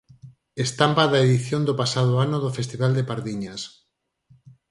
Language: Galician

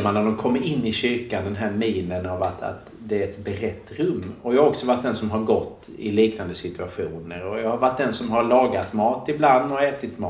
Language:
Swedish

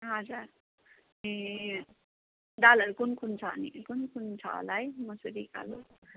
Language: Nepali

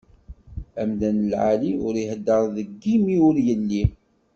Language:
Kabyle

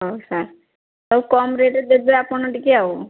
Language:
Odia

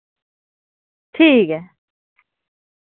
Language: Dogri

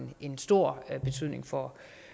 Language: Danish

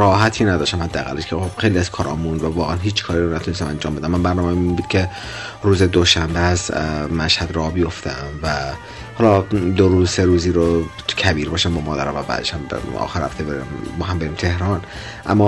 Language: Persian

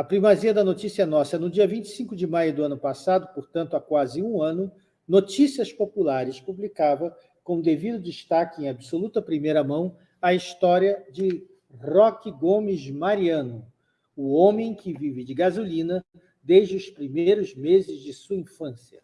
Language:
Portuguese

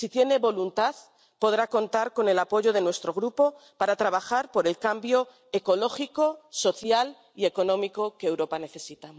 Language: Spanish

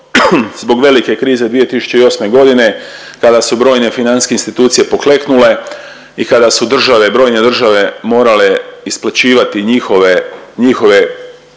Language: Croatian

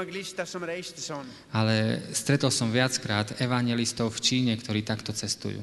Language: Slovak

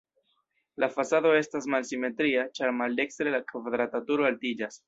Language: Esperanto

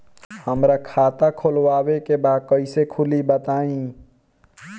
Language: Bhojpuri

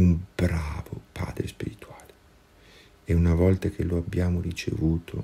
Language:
Italian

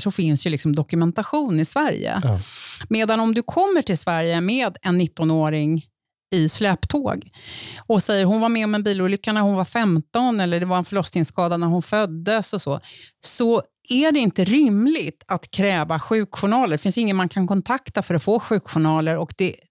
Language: Swedish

